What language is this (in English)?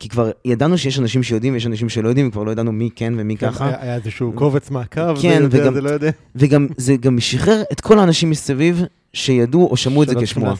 Hebrew